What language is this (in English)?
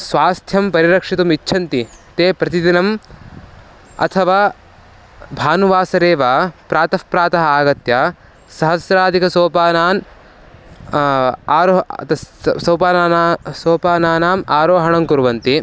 Sanskrit